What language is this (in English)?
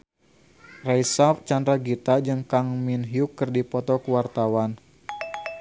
Sundanese